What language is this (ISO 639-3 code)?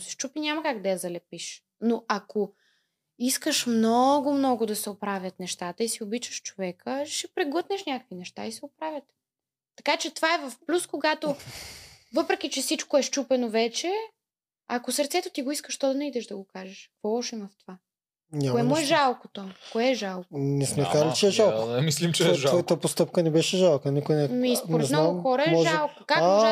bul